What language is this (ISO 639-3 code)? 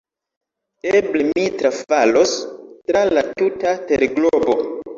epo